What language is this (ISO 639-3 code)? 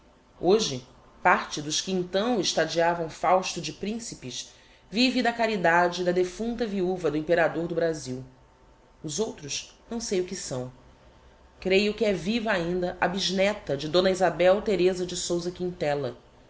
por